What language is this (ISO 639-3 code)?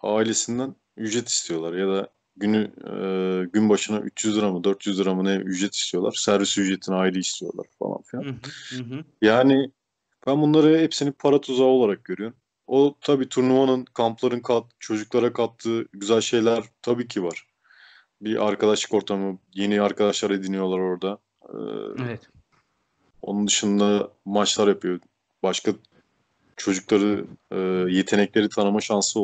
tur